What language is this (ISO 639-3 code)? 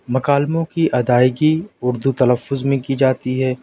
urd